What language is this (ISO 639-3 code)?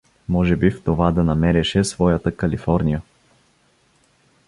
bul